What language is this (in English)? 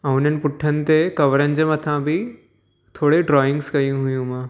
Sindhi